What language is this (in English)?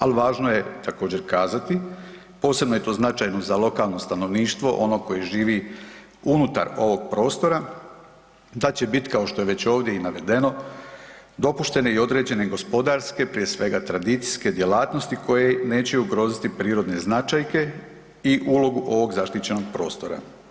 Croatian